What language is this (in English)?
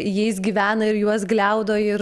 Lithuanian